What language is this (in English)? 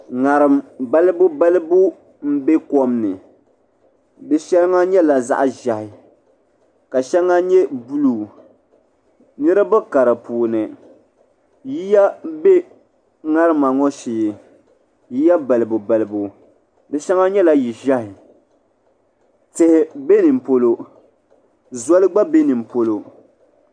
Dagbani